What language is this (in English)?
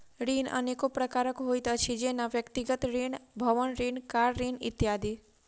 Maithili